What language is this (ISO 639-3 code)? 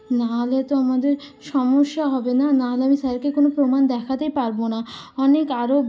ben